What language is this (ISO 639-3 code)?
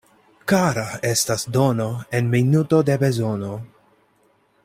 epo